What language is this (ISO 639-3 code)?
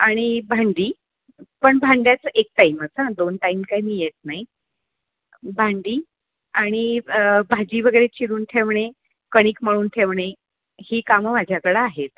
mar